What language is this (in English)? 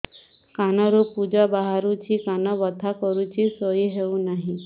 Odia